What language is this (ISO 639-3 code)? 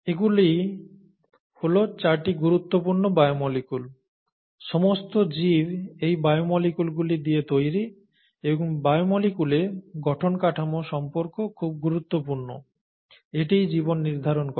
ben